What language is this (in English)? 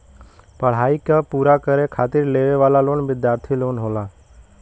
Bhojpuri